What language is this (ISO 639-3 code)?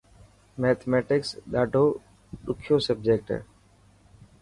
mki